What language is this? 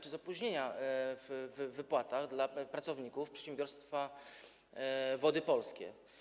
Polish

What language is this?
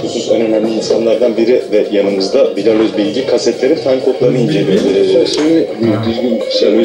Turkish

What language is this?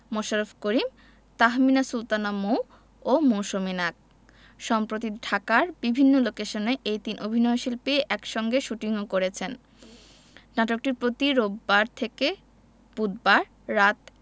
Bangla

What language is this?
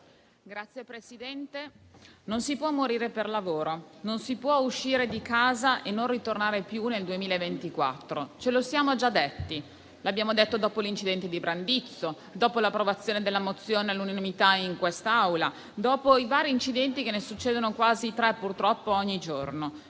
Italian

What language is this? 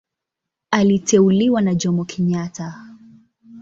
Swahili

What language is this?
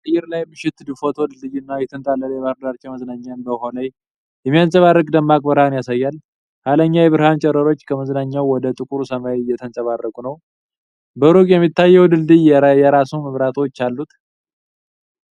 Amharic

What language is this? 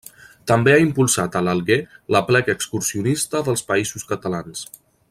Catalan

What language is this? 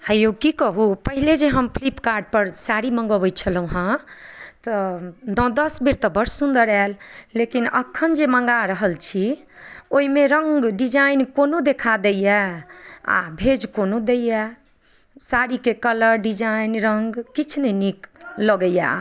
Maithili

